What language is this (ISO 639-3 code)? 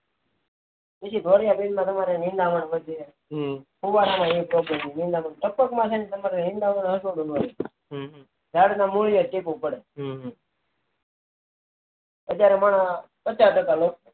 guj